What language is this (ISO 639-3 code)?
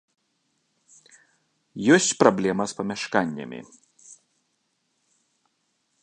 bel